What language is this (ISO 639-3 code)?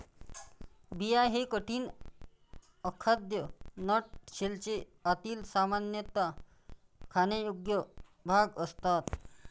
mar